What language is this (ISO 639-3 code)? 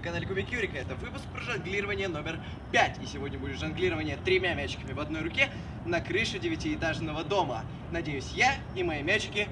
rus